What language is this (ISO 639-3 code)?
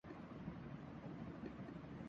urd